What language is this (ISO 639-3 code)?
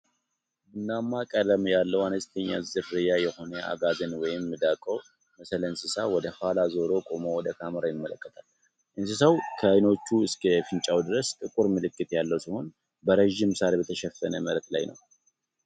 amh